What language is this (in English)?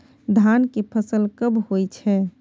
Maithili